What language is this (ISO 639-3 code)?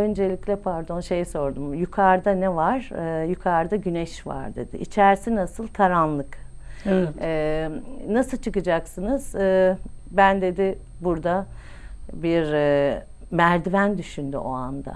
tur